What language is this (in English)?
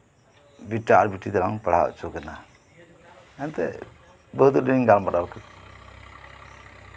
Santali